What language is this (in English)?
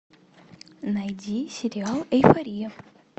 Russian